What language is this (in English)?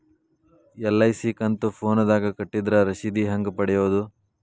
Kannada